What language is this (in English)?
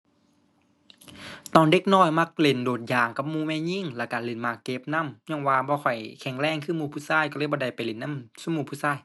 Thai